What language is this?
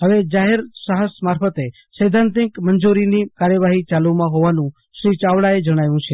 Gujarati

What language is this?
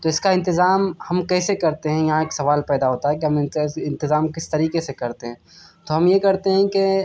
Urdu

